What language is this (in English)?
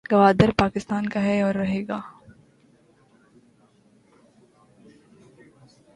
Urdu